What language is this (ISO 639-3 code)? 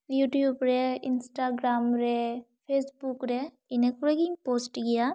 sat